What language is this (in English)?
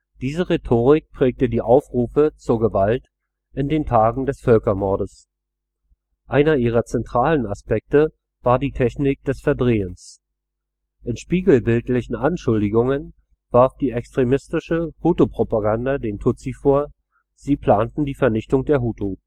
German